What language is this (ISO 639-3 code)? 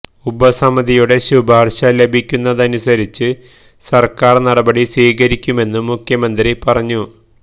mal